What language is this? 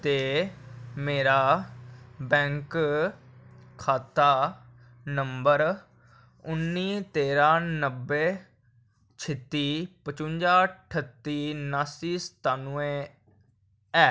Dogri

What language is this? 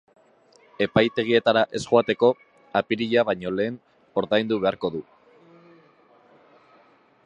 Basque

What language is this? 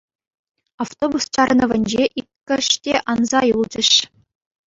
Chuvash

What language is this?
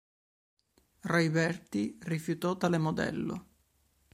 Italian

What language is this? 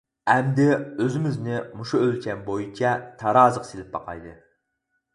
Uyghur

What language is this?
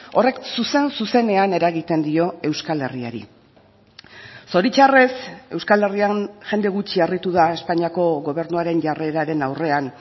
Basque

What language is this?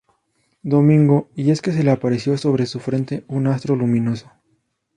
Spanish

